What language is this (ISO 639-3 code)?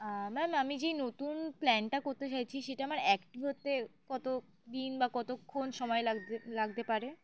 ben